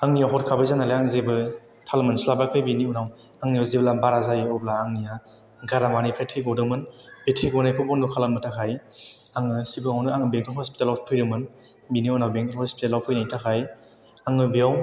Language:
Bodo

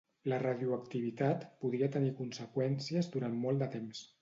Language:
Catalan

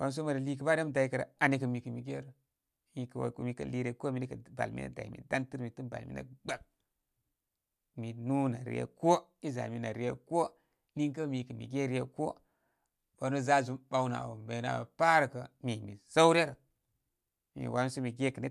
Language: Koma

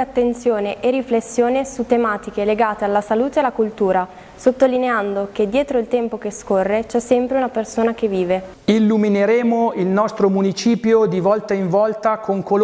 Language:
Italian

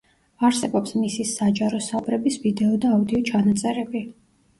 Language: Georgian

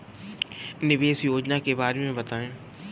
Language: Hindi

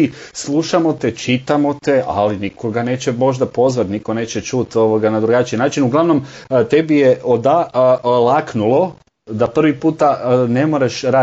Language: Croatian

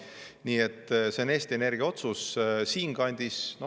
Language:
Estonian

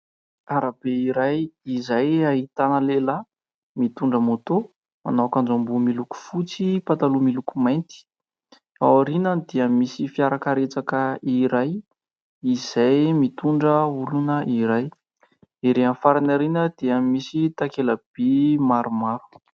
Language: Malagasy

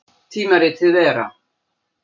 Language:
Icelandic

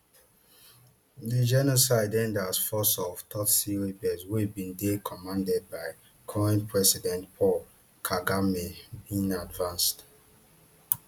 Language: Nigerian Pidgin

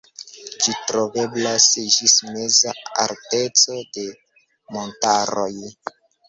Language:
Esperanto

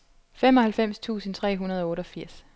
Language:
Danish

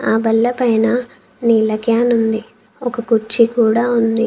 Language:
Telugu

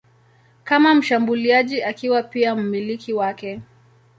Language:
Swahili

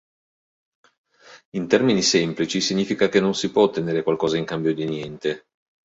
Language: Italian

